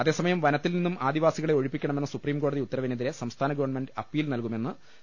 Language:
Malayalam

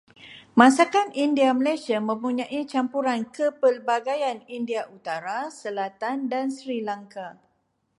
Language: Malay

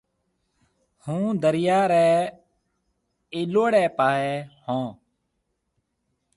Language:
Marwari (Pakistan)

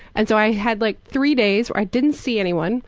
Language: English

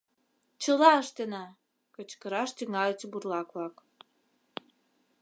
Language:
Mari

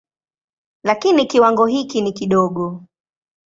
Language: Swahili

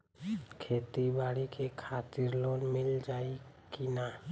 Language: Bhojpuri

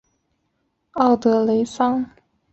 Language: Chinese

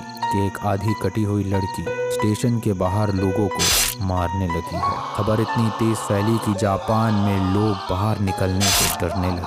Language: Hindi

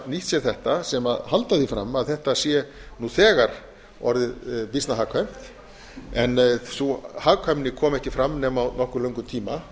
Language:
Icelandic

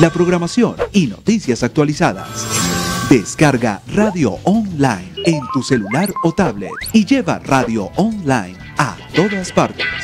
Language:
Spanish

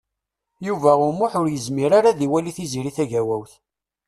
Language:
Kabyle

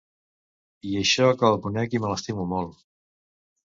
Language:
Catalan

